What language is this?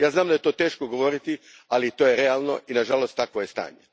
Croatian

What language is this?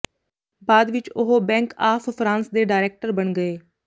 Punjabi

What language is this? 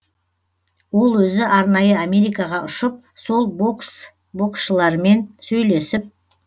Kazakh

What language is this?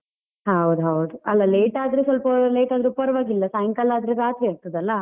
Kannada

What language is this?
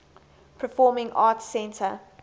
English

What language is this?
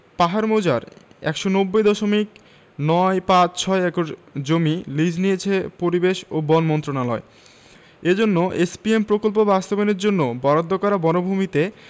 Bangla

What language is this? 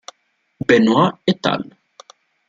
Italian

